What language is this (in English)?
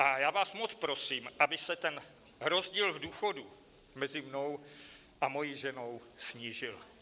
Czech